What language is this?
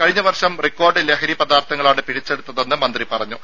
Malayalam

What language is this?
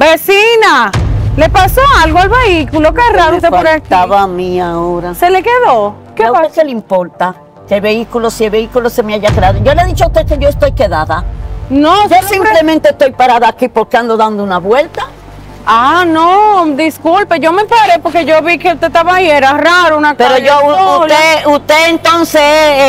Spanish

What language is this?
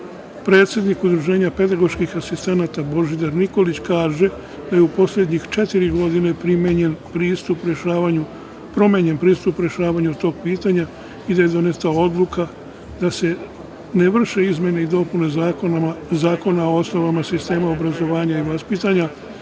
Serbian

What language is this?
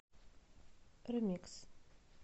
Russian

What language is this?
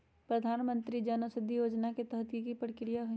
Magahi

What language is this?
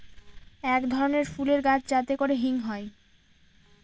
Bangla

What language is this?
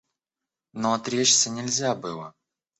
Russian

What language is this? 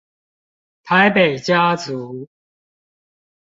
Chinese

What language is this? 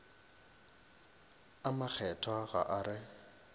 Northern Sotho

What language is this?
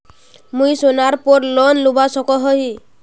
Magahi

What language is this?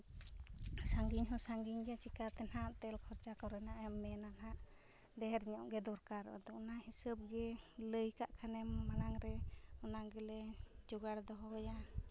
Santali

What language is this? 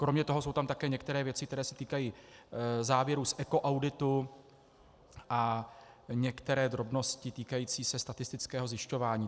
Czech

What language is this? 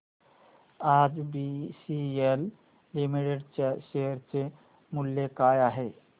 Marathi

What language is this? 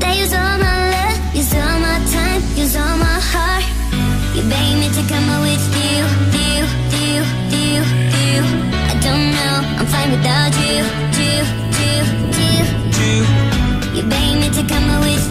Russian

